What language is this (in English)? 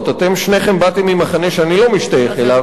Hebrew